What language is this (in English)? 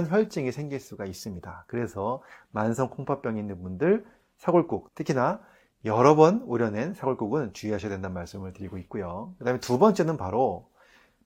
Korean